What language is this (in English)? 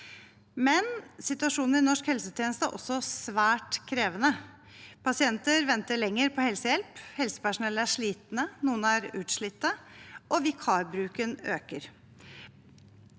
Norwegian